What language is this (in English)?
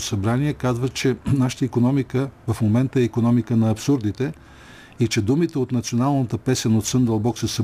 Bulgarian